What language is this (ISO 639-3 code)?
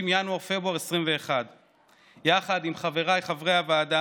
heb